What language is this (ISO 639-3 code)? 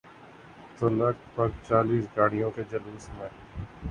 urd